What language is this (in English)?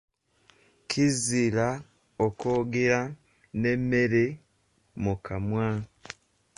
Ganda